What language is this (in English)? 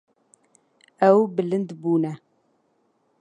Kurdish